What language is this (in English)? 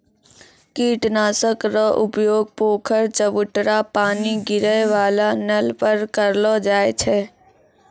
Maithili